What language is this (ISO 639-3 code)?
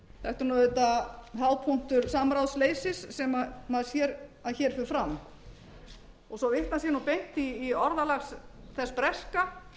isl